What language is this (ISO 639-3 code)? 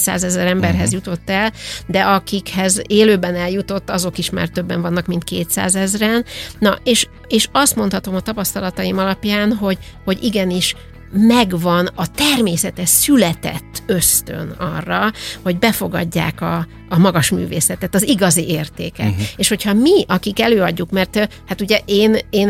hun